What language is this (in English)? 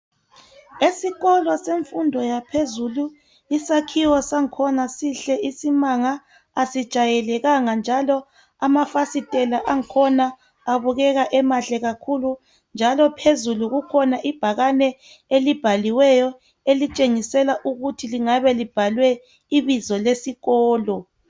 North Ndebele